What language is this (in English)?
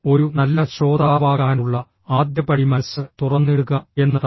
Malayalam